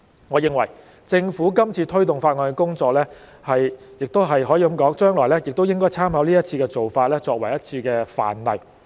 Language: Cantonese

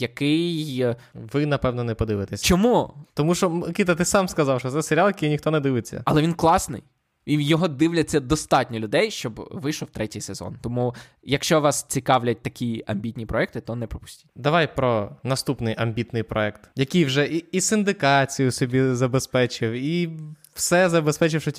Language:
Ukrainian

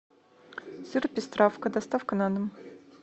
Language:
Russian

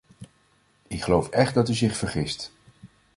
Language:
Dutch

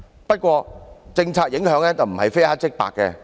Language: Cantonese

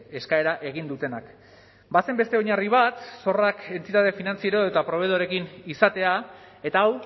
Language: Basque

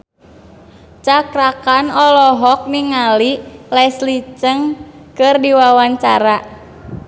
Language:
Sundanese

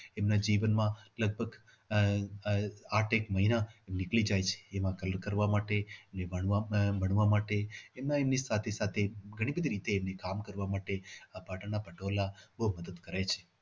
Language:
Gujarati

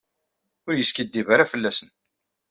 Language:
Kabyle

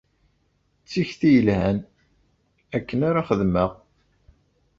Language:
Kabyle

